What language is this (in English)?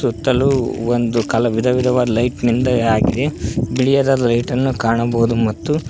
Kannada